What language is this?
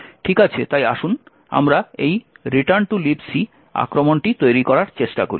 Bangla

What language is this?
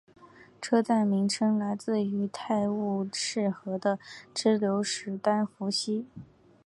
Chinese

